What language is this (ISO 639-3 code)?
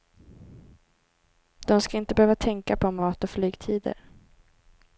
swe